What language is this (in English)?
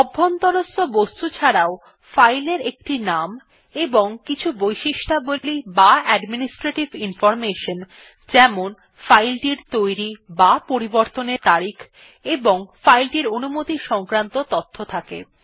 Bangla